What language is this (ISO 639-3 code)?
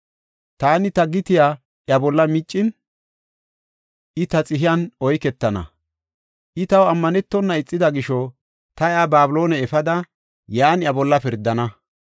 gof